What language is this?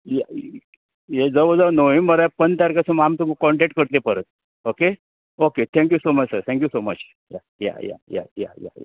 Konkani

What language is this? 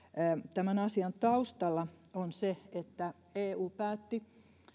Finnish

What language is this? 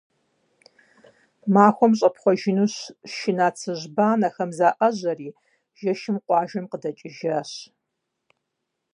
Kabardian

